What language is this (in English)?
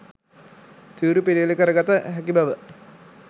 Sinhala